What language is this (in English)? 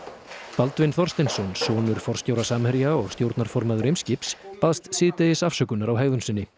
Icelandic